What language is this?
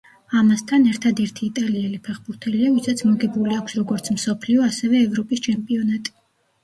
Georgian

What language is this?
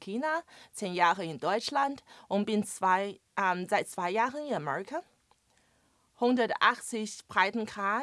German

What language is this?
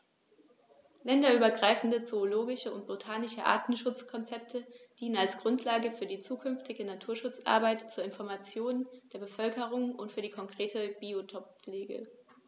German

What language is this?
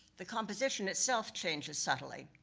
English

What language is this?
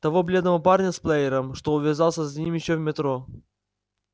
Russian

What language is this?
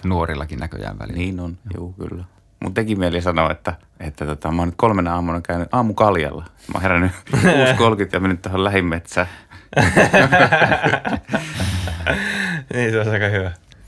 Finnish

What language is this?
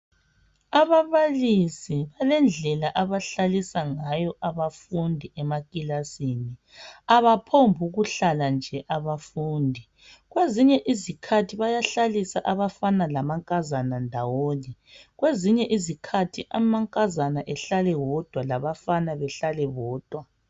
North Ndebele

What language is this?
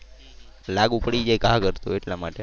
Gujarati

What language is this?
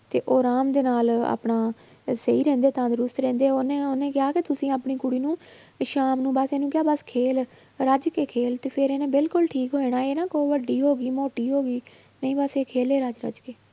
Punjabi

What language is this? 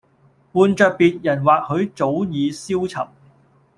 Cantonese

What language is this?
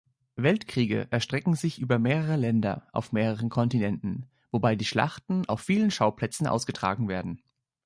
German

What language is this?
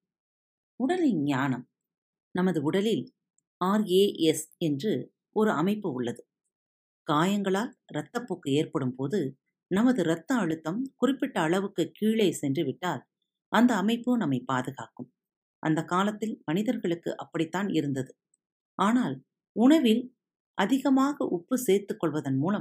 Tamil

